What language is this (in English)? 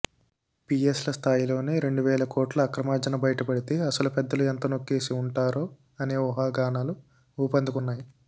Telugu